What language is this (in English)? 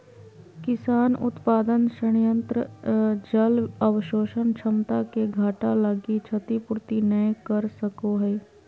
Magahi